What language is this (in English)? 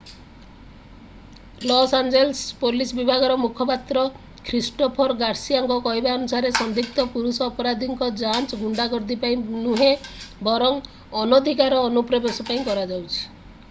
Odia